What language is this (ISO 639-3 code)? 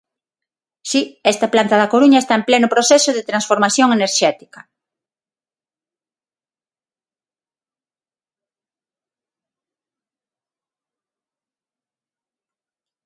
glg